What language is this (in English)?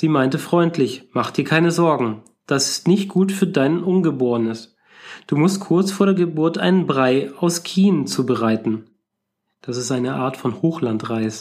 German